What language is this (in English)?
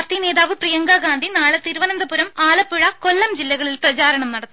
Malayalam